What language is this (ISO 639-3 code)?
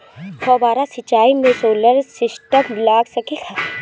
bho